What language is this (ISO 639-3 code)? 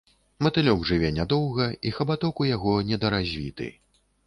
bel